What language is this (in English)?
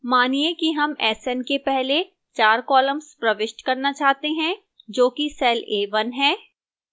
Hindi